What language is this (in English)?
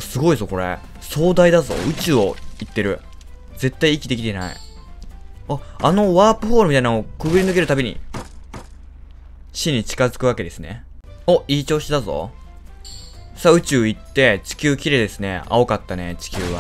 Japanese